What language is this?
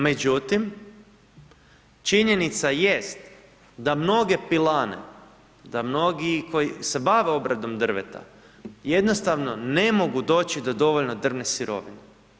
Croatian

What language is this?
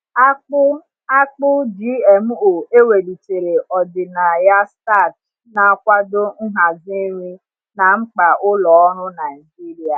Igbo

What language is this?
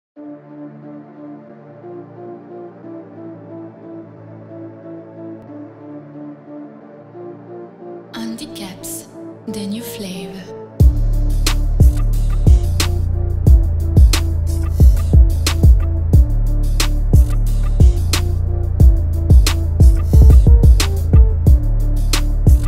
Dutch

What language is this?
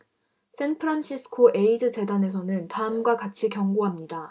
Korean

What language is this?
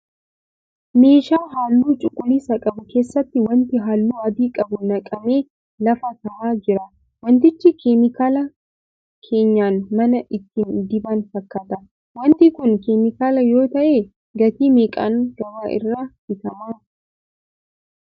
Oromo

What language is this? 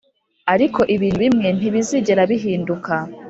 Kinyarwanda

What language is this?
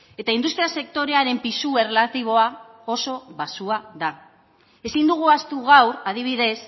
Basque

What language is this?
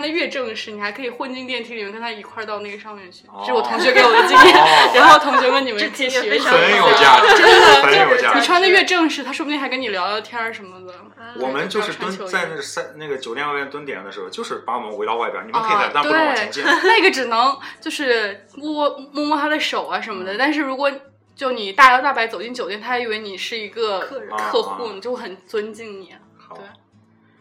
Chinese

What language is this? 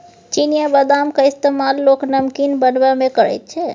Maithili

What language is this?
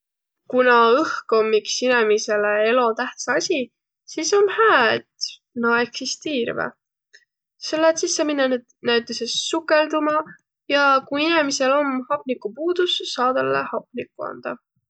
Võro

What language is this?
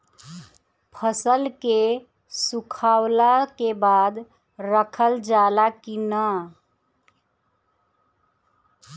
Bhojpuri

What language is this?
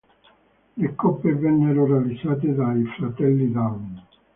Italian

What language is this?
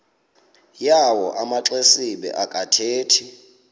Xhosa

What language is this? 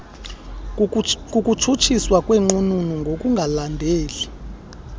Xhosa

